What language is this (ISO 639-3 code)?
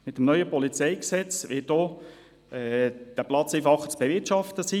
gsw